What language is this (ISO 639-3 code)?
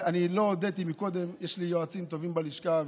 heb